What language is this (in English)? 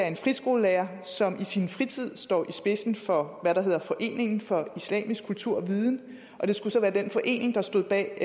Danish